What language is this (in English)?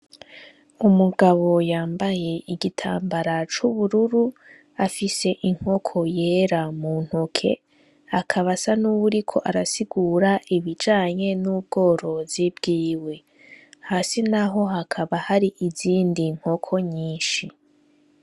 Rundi